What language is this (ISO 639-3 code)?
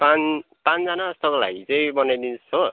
nep